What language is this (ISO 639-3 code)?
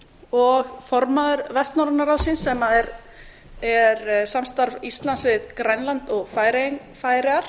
isl